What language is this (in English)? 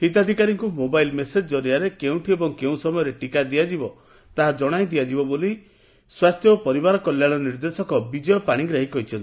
Odia